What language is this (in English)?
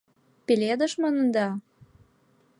Mari